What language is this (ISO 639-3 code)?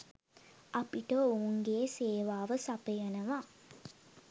sin